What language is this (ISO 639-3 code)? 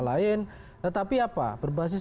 ind